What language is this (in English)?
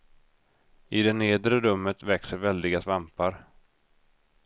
Swedish